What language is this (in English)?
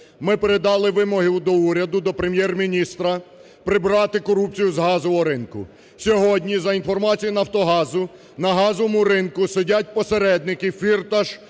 Ukrainian